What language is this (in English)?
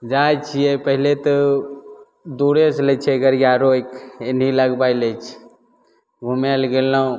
Maithili